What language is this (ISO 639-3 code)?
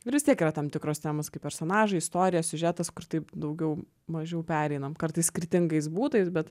lit